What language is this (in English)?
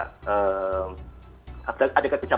Indonesian